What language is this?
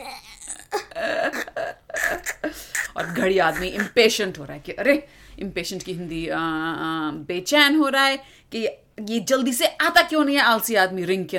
Hindi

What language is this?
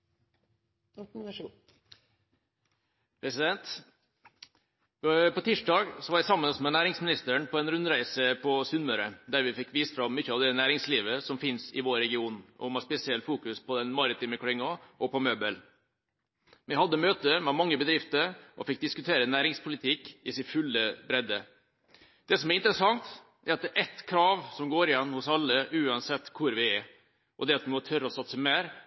Norwegian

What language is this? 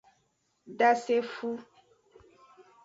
Aja (Benin)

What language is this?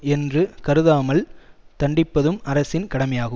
Tamil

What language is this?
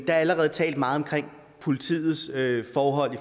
Danish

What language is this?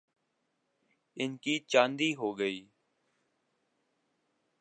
Urdu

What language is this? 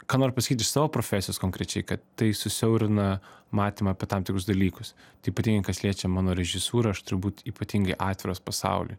Lithuanian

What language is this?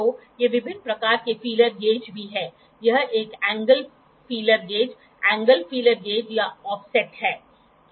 Hindi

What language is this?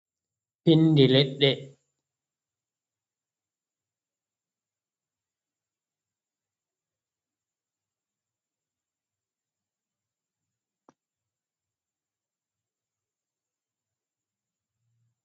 Fula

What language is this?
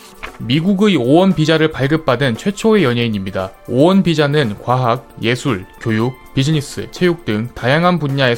Korean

